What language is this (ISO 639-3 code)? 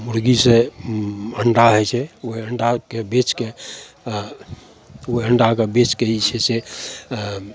mai